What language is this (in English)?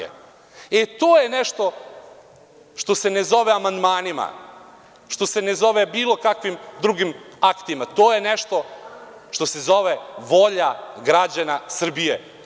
Serbian